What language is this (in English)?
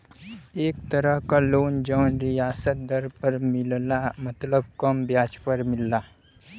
Bhojpuri